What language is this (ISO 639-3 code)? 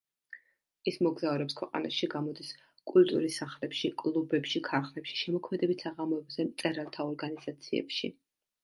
kat